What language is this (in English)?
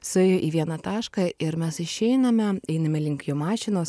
Lithuanian